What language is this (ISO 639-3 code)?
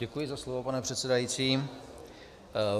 ces